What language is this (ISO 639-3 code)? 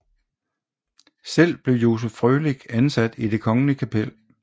dan